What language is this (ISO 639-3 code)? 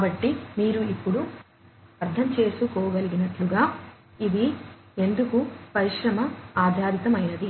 tel